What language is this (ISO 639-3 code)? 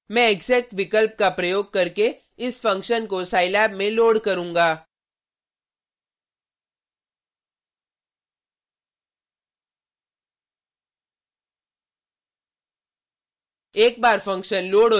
hin